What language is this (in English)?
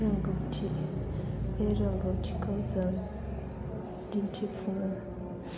Bodo